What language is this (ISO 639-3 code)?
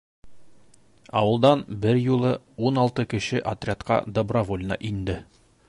bak